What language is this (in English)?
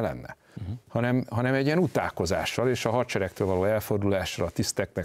Hungarian